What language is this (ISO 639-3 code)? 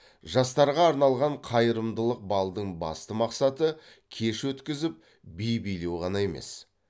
kaz